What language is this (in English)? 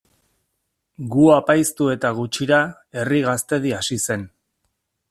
Basque